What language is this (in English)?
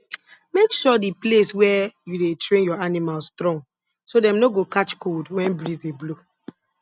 Nigerian Pidgin